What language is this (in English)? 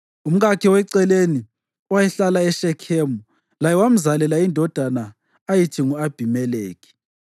North Ndebele